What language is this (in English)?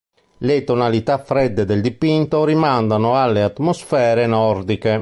Italian